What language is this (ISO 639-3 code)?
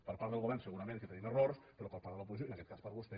cat